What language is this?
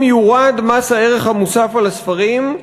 Hebrew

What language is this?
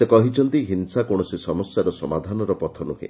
Odia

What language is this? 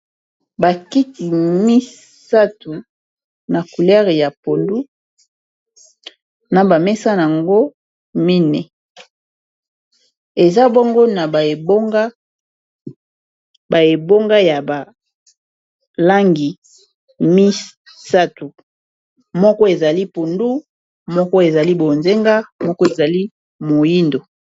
Lingala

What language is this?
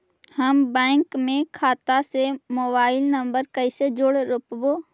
Magahi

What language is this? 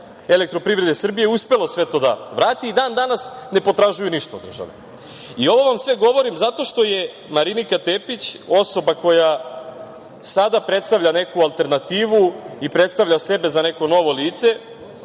Serbian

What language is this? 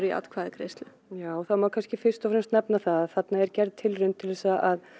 Icelandic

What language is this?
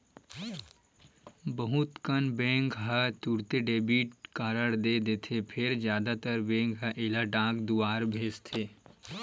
Chhattisgarhi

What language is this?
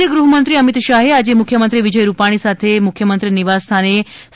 Gujarati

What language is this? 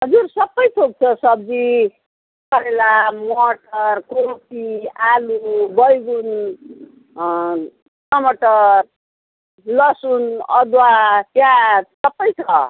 Nepali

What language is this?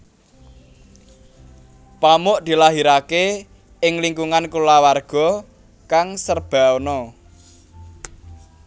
Javanese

